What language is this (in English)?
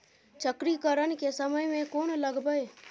Maithili